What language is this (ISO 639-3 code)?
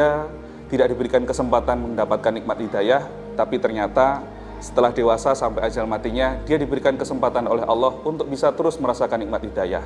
ind